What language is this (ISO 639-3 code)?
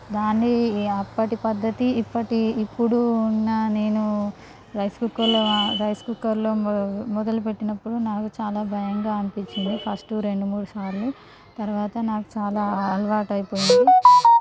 tel